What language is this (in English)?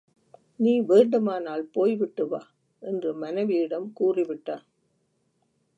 Tamil